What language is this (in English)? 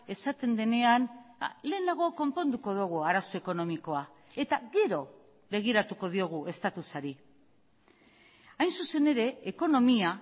Basque